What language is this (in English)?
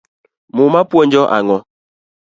Luo (Kenya and Tanzania)